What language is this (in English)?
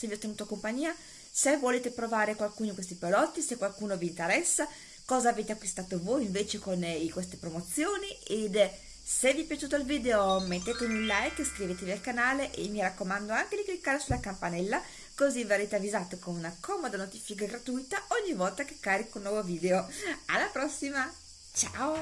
Italian